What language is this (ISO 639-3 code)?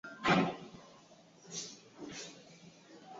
swa